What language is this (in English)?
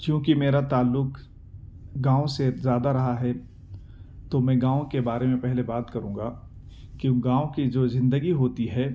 Urdu